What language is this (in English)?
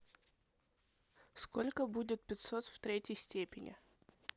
Russian